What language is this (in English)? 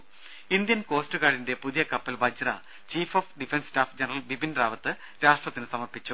Malayalam